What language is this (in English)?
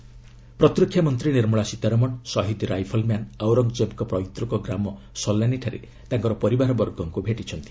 Odia